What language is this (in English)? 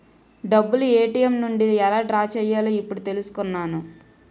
Telugu